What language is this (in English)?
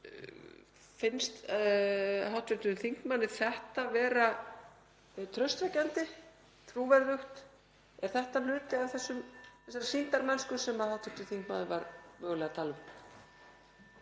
Icelandic